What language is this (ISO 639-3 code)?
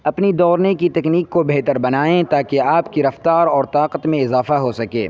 urd